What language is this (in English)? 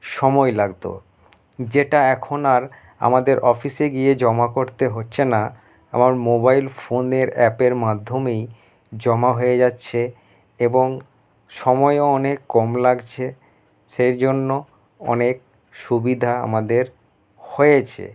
Bangla